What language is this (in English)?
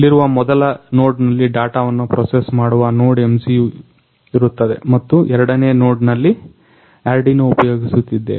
Kannada